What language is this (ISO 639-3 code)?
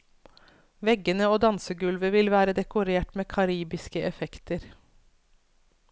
nor